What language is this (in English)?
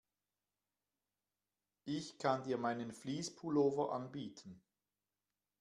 German